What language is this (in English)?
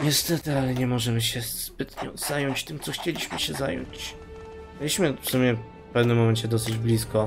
Polish